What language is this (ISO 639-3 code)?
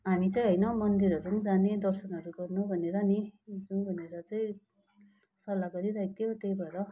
nep